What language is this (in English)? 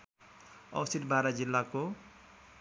Nepali